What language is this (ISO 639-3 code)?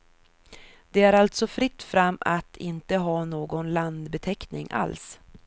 swe